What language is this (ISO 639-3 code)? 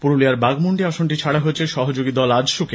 ben